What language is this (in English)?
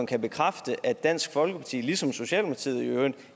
Danish